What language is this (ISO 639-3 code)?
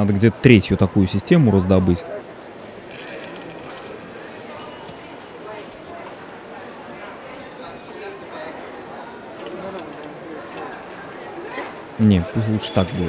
rus